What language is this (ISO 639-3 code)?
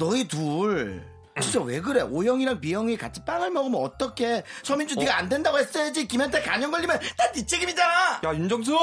kor